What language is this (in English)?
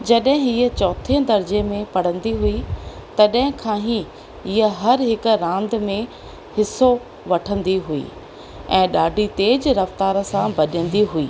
Sindhi